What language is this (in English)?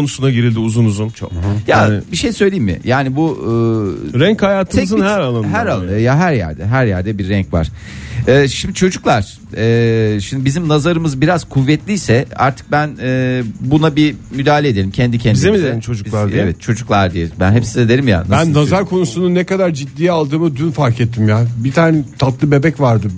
Turkish